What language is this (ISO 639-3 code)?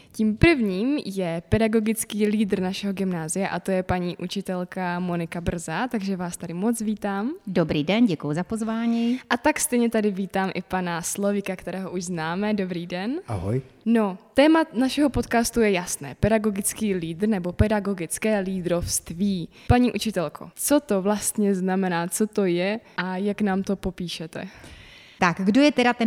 ces